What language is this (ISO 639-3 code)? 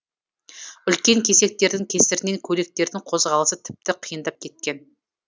kaz